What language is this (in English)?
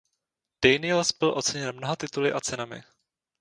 Czech